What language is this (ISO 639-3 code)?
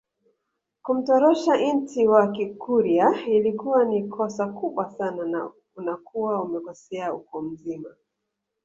swa